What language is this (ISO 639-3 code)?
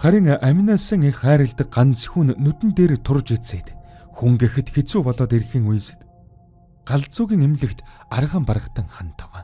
tur